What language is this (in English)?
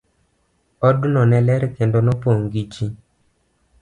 Luo (Kenya and Tanzania)